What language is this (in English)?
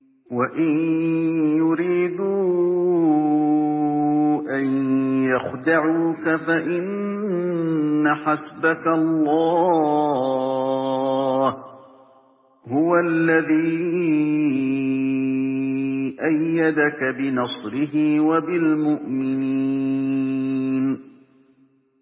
Arabic